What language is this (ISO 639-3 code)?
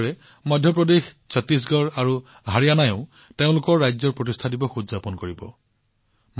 asm